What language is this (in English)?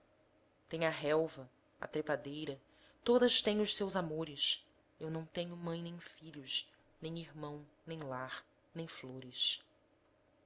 Portuguese